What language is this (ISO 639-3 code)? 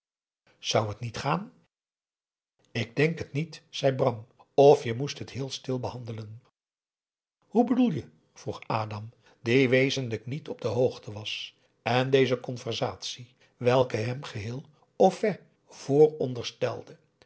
nld